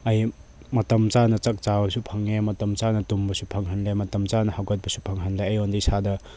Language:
Manipuri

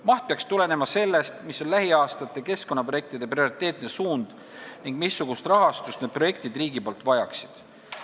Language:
Estonian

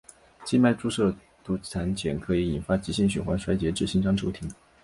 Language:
Chinese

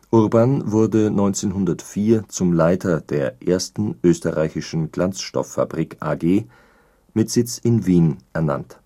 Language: German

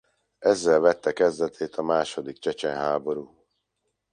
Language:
Hungarian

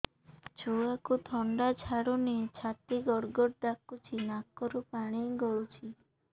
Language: Odia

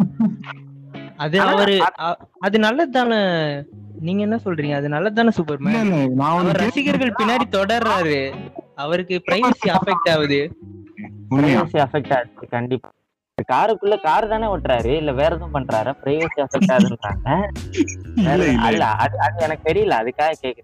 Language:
Tamil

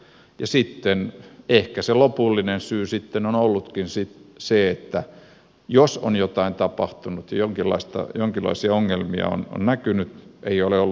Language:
Finnish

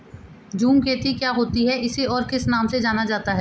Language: Hindi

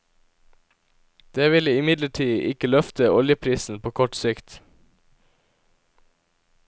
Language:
Norwegian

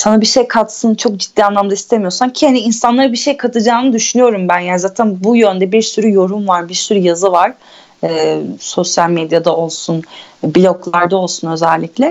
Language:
Turkish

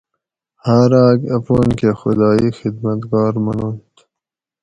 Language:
Gawri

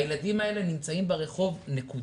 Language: Hebrew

